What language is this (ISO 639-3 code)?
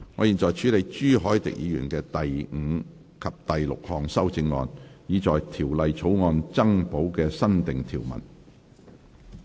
yue